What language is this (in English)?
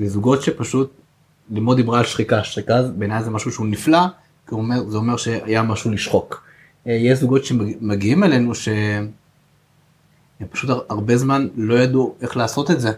Hebrew